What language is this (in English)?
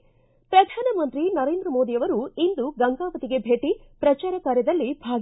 Kannada